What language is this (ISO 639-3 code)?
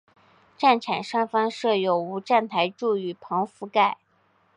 zho